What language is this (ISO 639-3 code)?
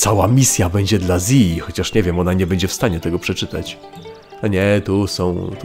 pol